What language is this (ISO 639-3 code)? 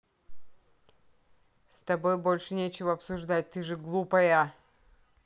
rus